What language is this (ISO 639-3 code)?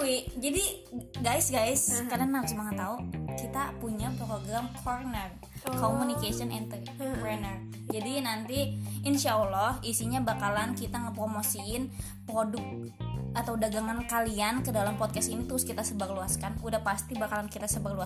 ind